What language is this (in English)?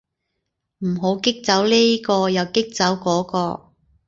Cantonese